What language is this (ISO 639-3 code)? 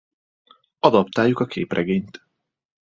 hun